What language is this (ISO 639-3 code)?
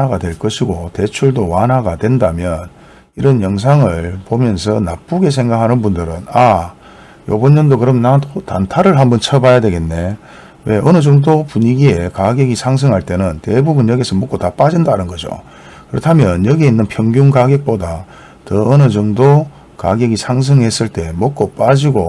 kor